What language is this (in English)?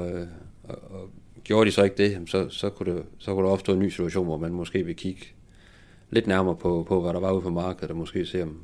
Danish